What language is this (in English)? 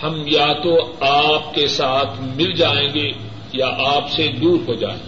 Urdu